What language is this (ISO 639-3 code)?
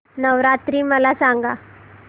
mar